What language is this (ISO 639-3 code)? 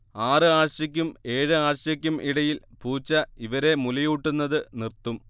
mal